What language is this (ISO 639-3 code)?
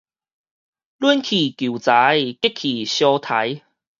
nan